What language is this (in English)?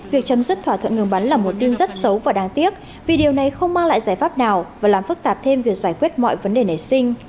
Vietnamese